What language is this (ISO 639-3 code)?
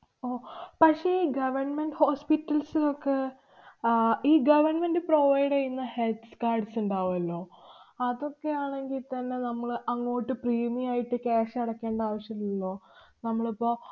mal